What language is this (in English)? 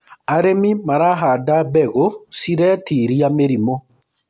Kikuyu